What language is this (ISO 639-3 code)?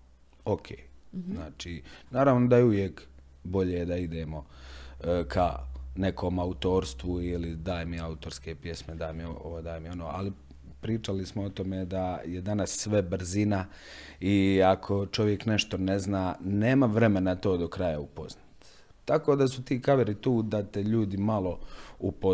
hrv